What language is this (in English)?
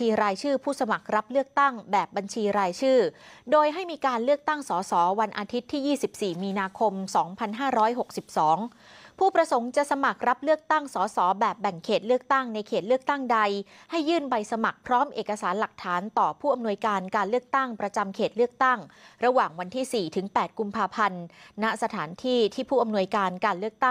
Thai